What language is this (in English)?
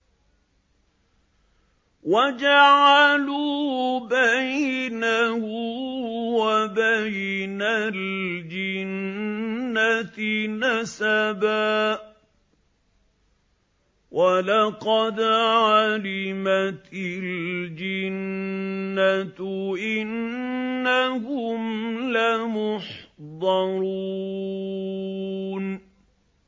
Arabic